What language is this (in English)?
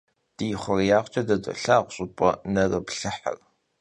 Kabardian